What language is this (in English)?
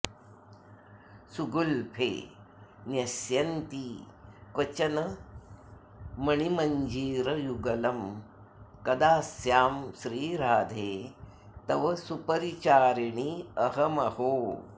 Sanskrit